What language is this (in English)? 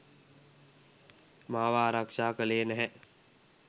Sinhala